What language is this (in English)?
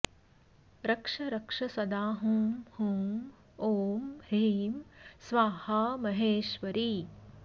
Sanskrit